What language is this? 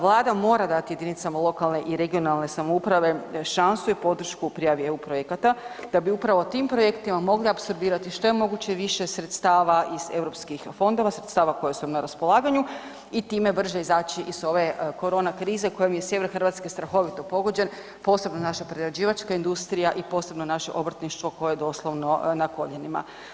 Croatian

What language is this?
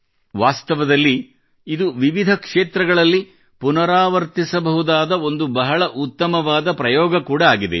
Kannada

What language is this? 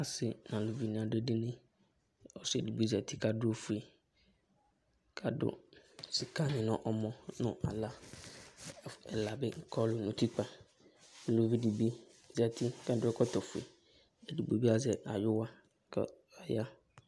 Ikposo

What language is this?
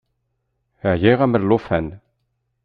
Kabyle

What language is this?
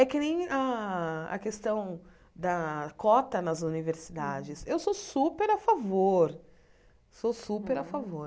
Portuguese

